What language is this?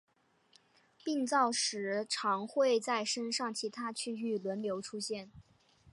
Chinese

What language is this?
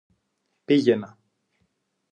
Greek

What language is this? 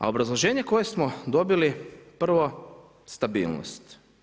Croatian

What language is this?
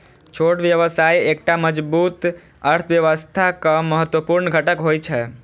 Maithili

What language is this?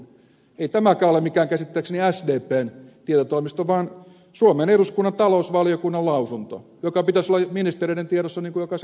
Finnish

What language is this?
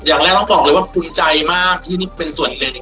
Thai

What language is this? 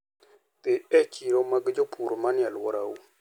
Luo (Kenya and Tanzania)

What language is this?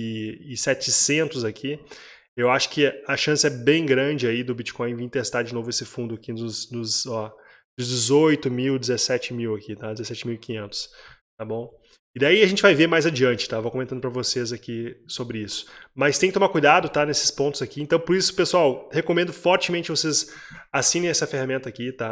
Portuguese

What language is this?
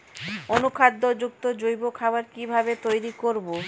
Bangla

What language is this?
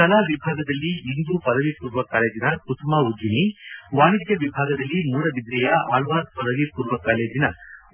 Kannada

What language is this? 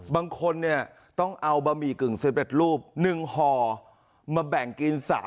Thai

